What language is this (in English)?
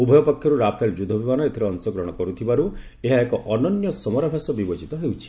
Odia